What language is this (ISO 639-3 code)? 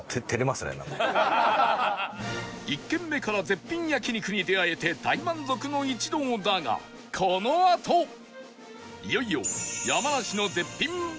jpn